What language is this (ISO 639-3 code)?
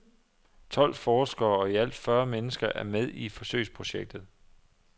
dan